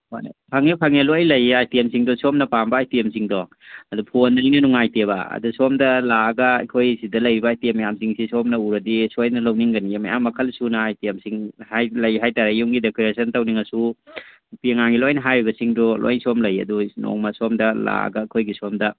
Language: Manipuri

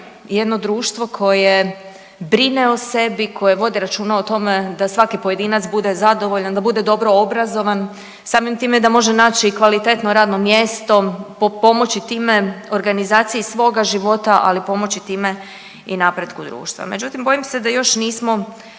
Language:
Croatian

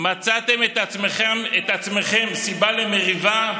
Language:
Hebrew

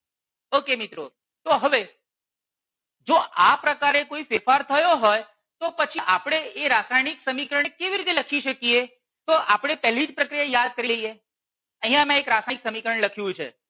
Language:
Gujarati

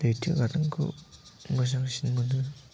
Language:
Bodo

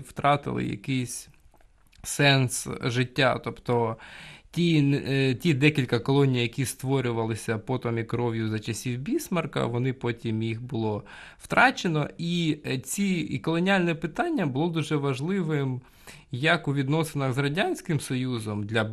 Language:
Ukrainian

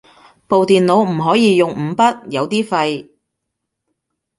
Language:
Cantonese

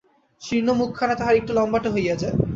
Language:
Bangla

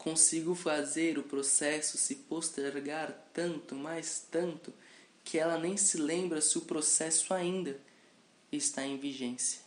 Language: Portuguese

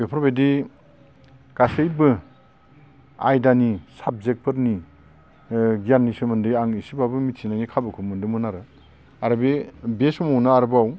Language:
Bodo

